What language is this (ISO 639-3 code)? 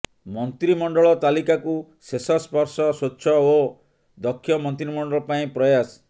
ori